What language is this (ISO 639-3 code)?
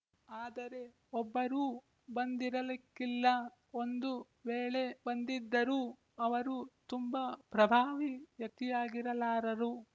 kan